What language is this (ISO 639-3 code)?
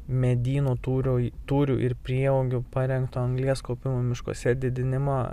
lit